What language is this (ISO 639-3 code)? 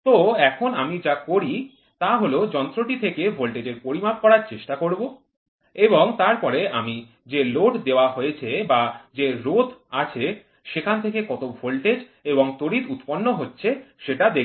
ben